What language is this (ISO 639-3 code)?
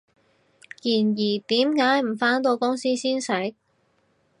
yue